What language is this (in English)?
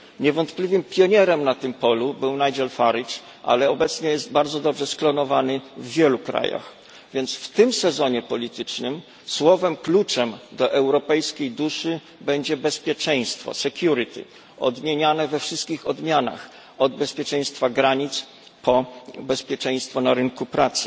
Polish